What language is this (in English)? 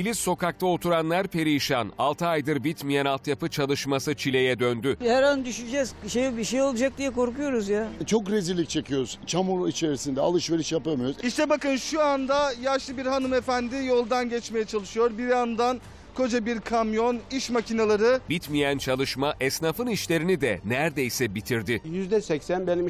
Turkish